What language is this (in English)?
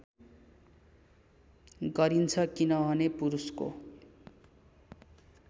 Nepali